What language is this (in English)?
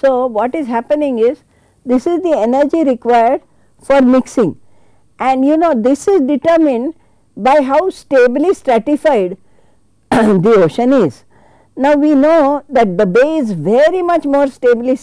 English